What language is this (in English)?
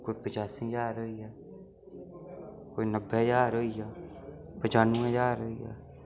Dogri